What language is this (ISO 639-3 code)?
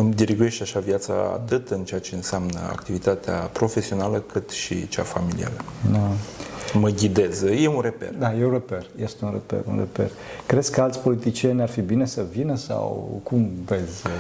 ron